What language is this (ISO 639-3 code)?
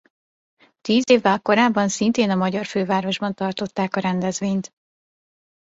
hun